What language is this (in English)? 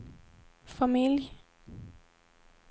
Swedish